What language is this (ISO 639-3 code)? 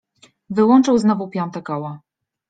pol